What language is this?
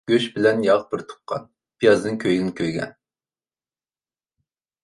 Uyghur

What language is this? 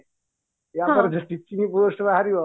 Odia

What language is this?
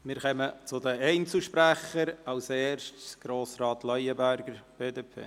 Swiss German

